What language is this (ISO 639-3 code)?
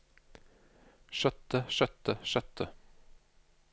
nor